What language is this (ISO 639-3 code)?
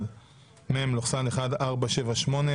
heb